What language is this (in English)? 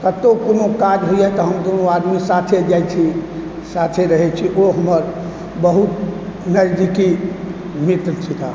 Maithili